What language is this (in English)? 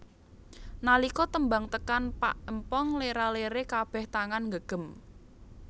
Javanese